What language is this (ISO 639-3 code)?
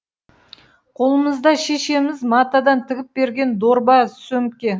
kaz